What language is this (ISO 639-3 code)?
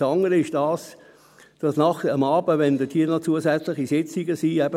gsw